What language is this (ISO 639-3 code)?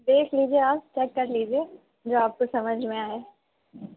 urd